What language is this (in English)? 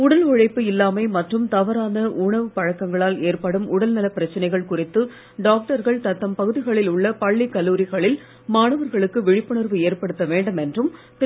Tamil